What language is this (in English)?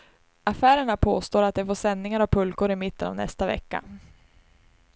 Swedish